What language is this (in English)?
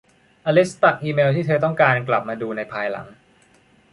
Thai